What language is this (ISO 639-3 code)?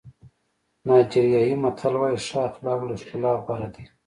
pus